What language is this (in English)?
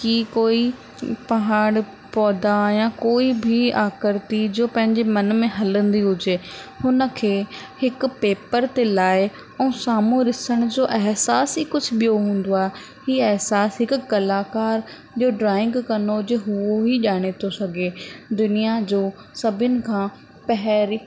Sindhi